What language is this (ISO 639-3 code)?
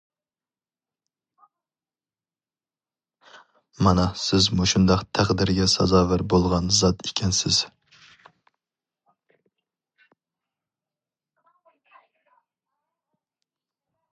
uig